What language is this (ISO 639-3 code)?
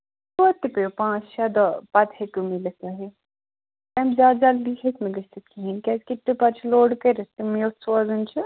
kas